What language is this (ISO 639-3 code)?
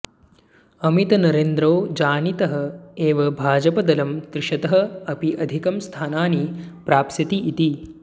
san